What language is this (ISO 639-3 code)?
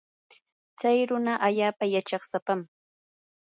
qur